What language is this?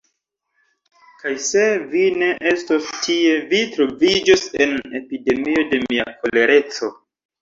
Esperanto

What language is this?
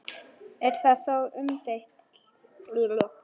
Icelandic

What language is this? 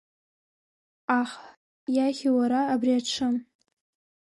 Abkhazian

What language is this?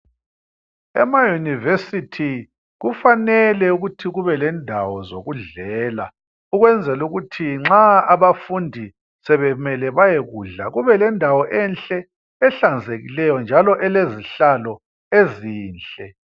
North Ndebele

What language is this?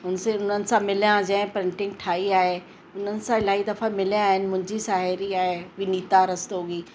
Sindhi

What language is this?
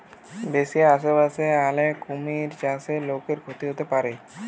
Bangla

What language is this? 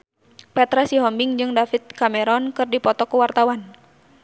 Sundanese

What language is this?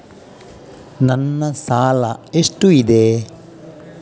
Kannada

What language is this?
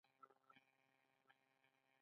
Pashto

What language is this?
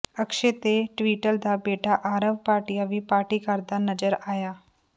Punjabi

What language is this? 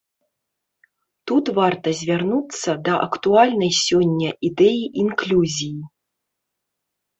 Belarusian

